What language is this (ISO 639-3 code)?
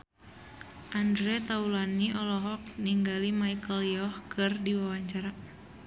sun